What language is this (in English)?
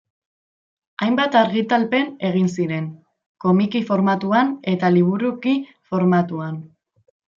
Basque